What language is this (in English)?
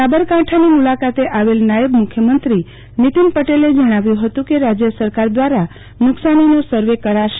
Gujarati